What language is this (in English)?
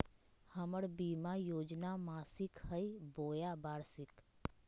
Magahi